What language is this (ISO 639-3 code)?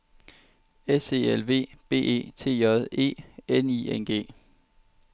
dan